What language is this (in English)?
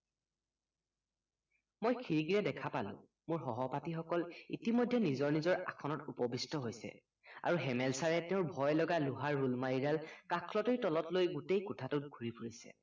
Assamese